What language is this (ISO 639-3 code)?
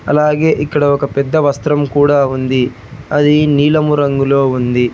tel